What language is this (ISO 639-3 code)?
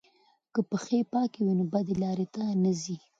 pus